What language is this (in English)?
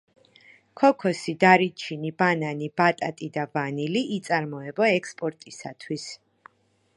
Georgian